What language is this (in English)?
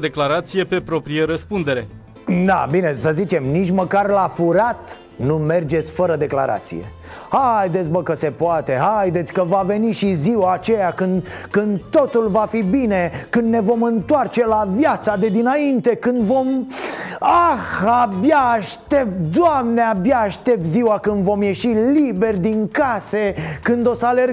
Romanian